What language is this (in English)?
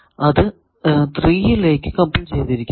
Malayalam